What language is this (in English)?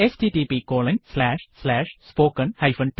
Malayalam